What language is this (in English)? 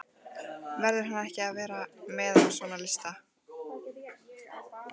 Icelandic